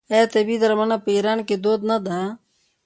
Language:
Pashto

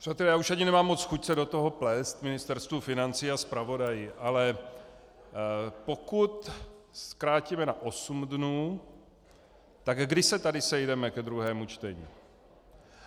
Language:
Czech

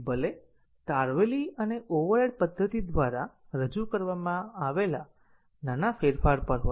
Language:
Gujarati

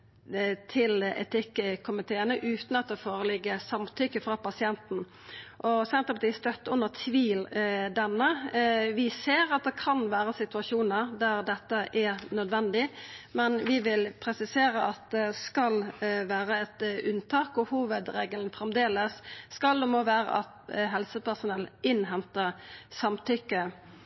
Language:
Norwegian Nynorsk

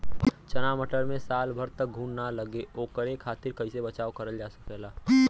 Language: Bhojpuri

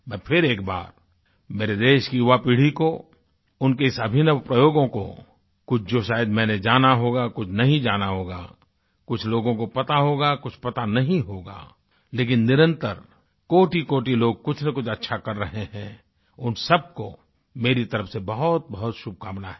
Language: Hindi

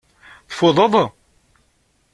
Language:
Kabyle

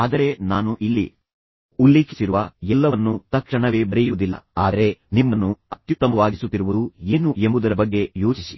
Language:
Kannada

